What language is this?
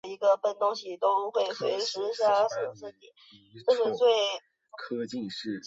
Chinese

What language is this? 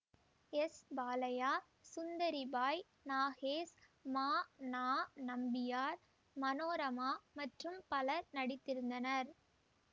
Tamil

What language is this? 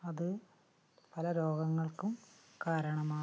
Malayalam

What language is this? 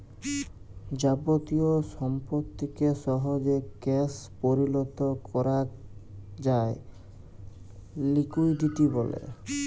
Bangla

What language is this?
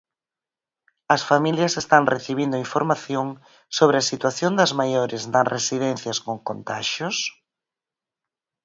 Galician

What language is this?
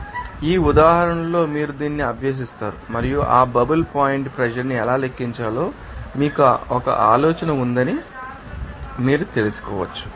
Telugu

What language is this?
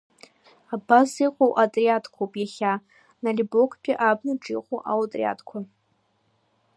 Abkhazian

